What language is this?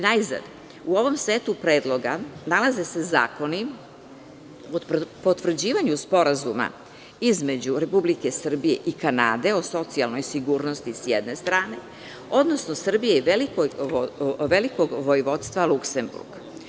Serbian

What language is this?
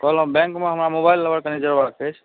Maithili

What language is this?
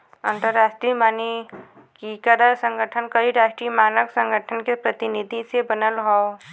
Bhojpuri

